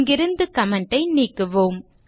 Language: Tamil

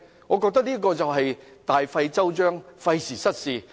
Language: Cantonese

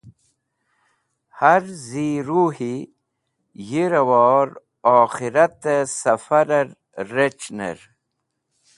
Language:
Wakhi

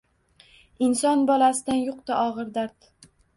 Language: Uzbek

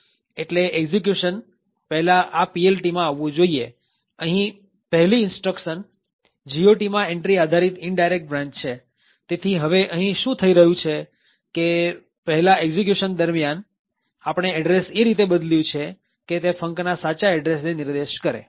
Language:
Gujarati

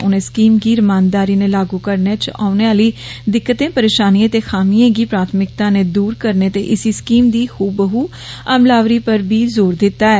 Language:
Dogri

